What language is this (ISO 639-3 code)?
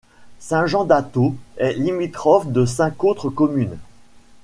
fra